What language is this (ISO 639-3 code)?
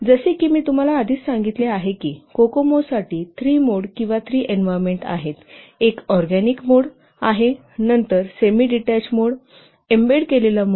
mar